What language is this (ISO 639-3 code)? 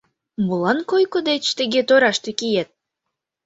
chm